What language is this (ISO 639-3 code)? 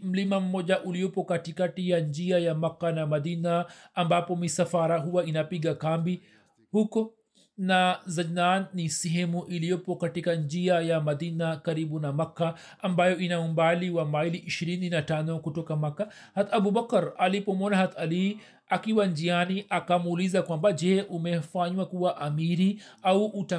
swa